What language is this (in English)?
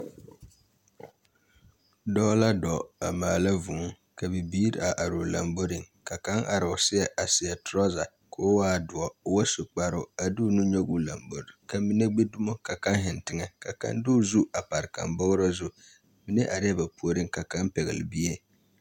Southern Dagaare